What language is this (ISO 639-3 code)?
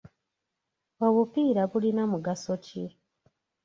lug